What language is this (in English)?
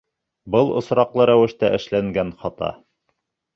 Bashkir